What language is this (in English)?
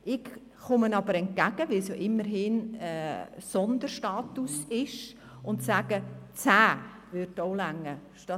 Swiss German